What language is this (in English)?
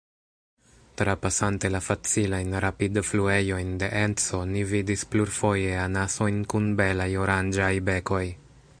Esperanto